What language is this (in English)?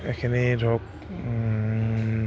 Assamese